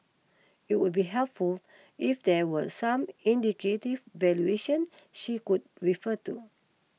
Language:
English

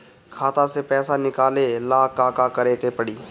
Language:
Bhojpuri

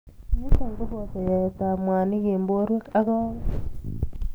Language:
Kalenjin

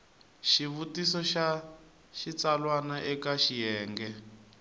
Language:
Tsonga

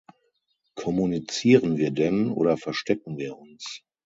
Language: German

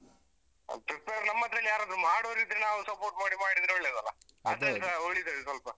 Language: Kannada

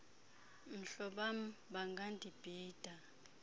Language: Xhosa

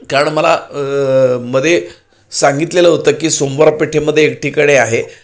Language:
Marathi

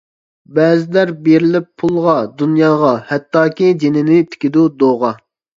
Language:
Uyghur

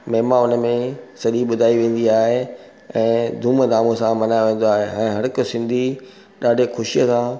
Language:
Sindhi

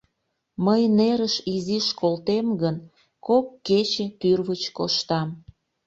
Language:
Mari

